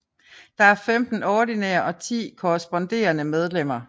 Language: Danish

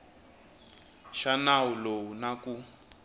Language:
Tsonga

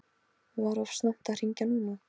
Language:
Icelandic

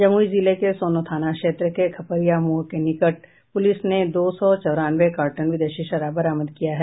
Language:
Hindi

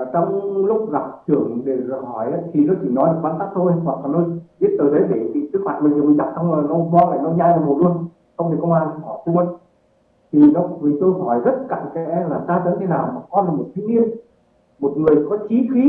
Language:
Vietnamese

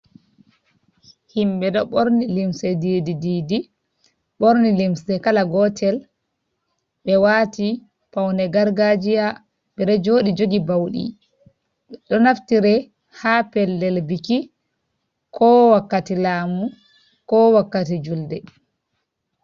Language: Fula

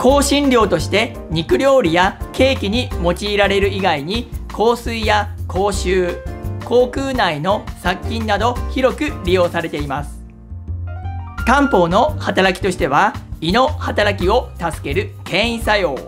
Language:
Japanese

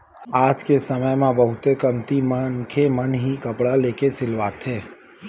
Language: Chhattisgarhi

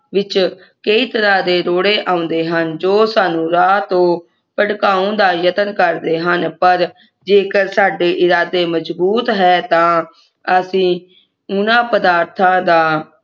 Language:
Punjabi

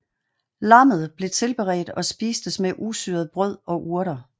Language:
Danish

